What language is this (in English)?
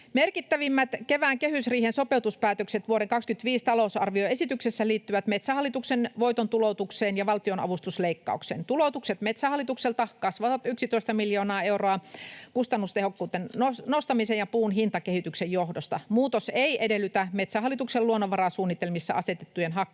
Finnish